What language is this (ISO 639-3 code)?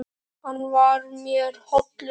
isl